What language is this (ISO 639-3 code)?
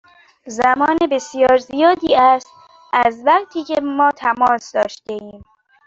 fas